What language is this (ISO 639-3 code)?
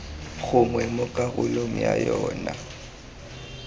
tsn